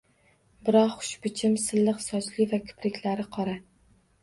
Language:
Uzbek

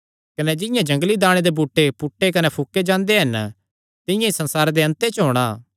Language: Kangri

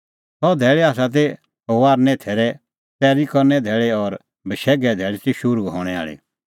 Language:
Kullu Pahari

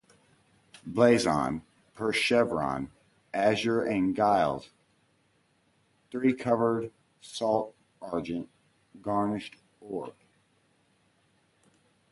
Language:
English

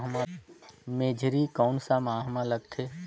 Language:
Chhattisgarhi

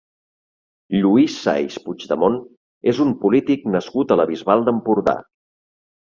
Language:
Catalan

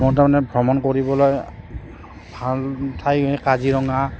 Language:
Assamese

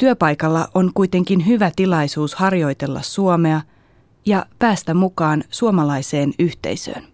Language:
Finnish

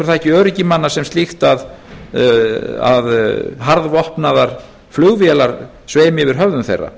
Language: Icelandic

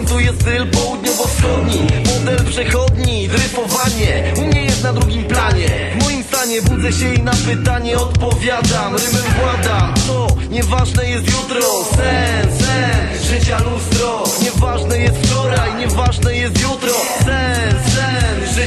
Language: Polish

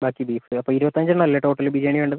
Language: Malayalam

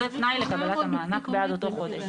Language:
Hebrew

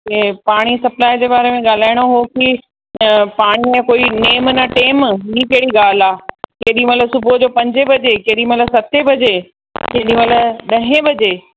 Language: Sindhi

